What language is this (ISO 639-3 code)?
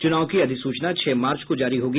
hin